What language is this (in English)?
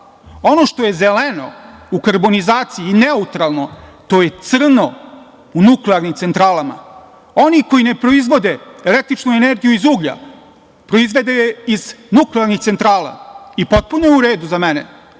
Serbian